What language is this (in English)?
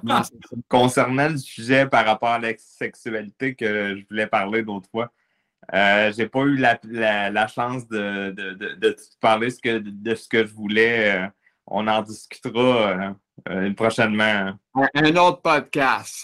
French